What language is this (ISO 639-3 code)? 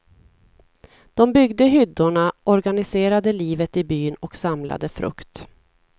swe